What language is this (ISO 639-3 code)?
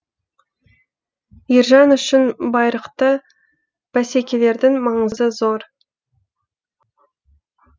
kaz